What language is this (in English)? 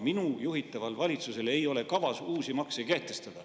Estonian